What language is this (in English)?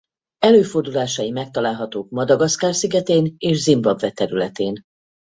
Hungarian